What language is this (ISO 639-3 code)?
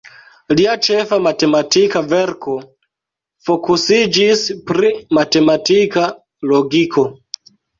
epo